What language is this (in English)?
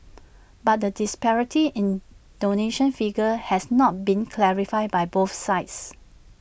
English